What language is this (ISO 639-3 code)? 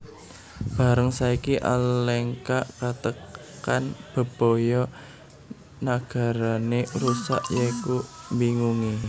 jav